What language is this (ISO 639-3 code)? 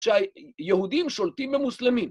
heb